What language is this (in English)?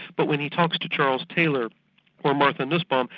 English